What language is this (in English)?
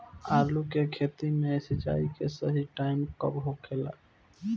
Bhojpuri